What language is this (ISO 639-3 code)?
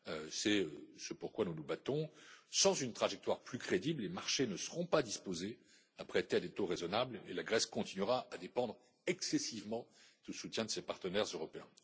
fra